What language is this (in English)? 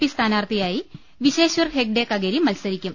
Malayalam